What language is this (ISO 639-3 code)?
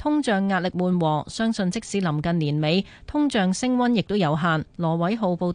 zho